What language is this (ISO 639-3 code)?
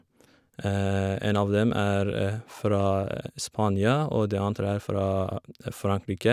nor